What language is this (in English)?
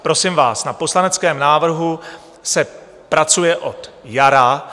Czech